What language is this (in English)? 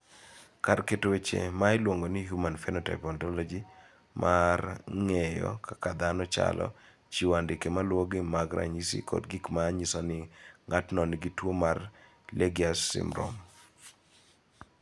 Luo (Kenya and Tanzania)